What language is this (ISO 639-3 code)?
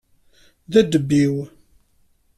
kab